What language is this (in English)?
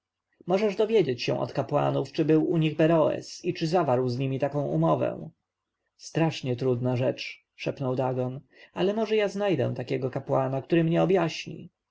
Polish